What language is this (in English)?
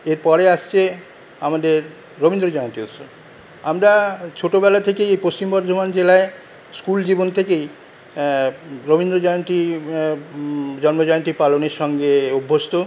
Bangla